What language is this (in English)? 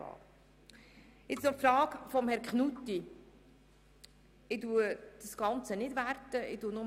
Swiss German